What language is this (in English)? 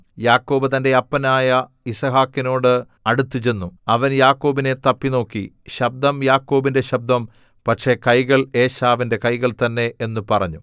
Malayalam